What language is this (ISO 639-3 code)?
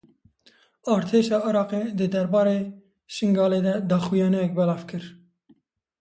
kur